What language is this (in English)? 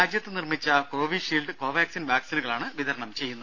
Malayalam